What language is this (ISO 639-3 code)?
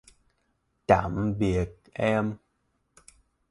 vie